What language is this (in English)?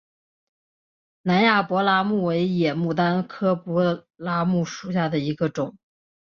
Chinese